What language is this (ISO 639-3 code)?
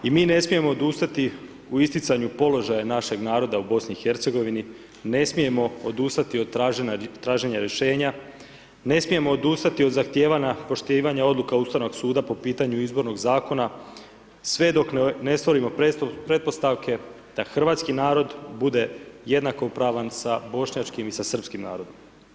hrv